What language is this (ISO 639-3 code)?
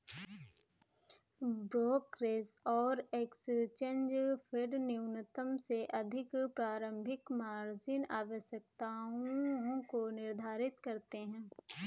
hin